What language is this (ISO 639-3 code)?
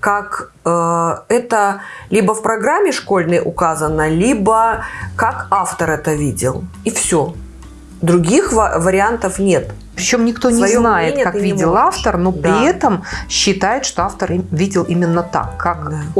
rus